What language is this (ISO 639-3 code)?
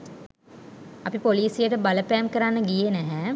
sin